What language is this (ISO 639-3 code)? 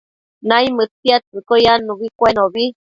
mcf